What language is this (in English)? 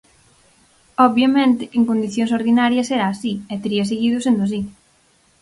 Galician